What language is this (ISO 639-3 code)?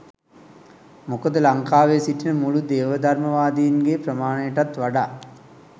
sin